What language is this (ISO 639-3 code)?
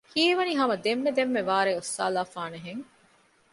div